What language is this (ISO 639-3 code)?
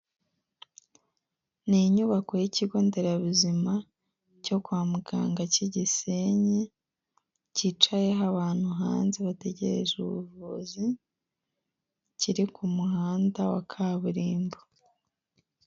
kin